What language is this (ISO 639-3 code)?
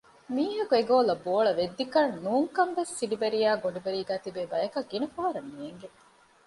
div